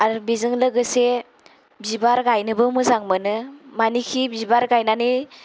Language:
Bodo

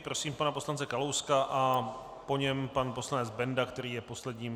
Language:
Czech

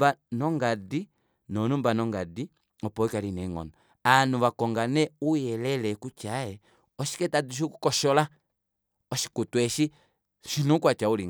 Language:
Kuanyama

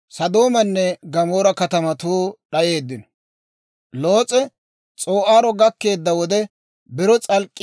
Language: Dawro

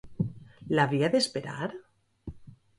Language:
Catalan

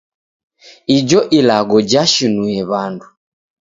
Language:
Taita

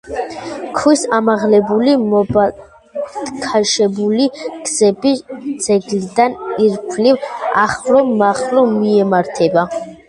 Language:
Georgian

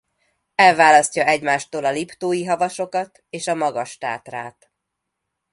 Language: Hungarian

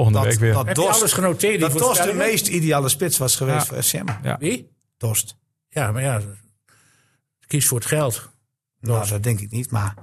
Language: Dutch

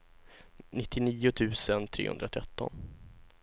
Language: Swedish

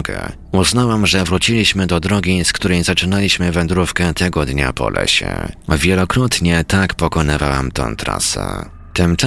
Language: Polish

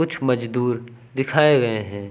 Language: Hindi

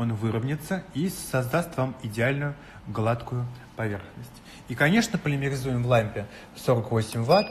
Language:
Russian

